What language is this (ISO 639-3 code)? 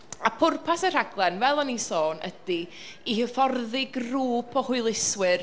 cym